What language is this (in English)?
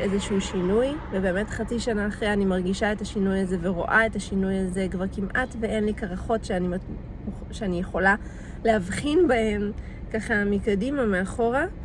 Hebrew